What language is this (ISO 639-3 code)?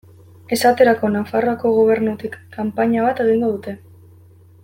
eus